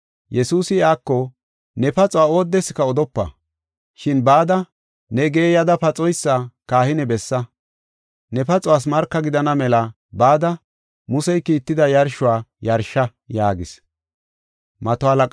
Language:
Gofa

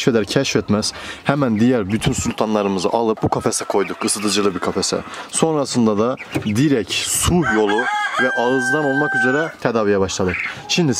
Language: Turkish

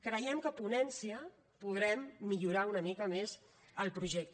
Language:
Catalan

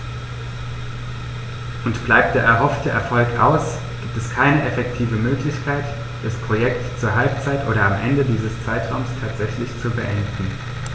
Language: German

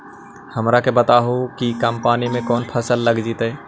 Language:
Magahi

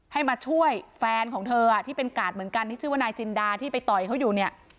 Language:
Thai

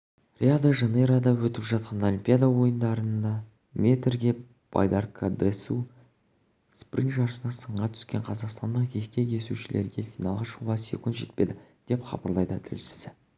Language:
Kazakh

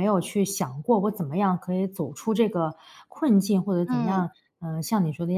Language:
Chinese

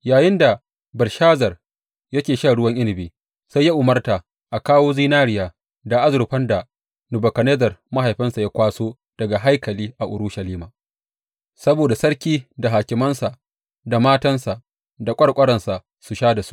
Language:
Hausa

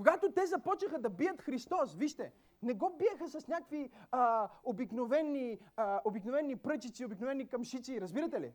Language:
Bulgarian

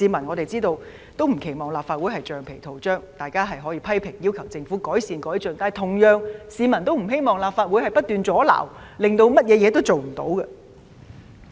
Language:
Cantonese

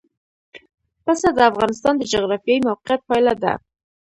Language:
Pashto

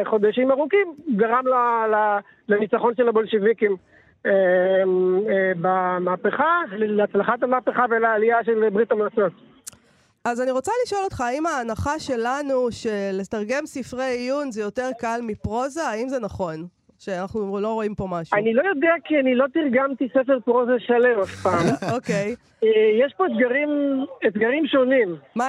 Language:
Hebrew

